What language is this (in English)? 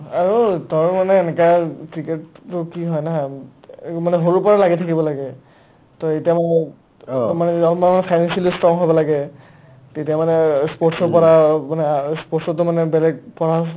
Assamese